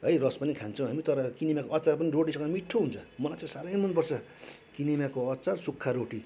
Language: Nepali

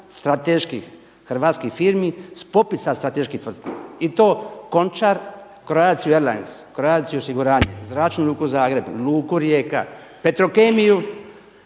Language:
Croatian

